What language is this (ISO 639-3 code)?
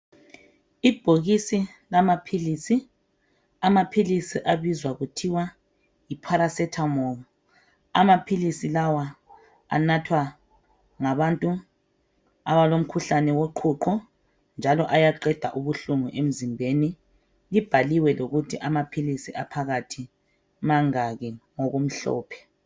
nde